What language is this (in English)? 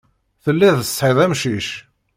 Kabyle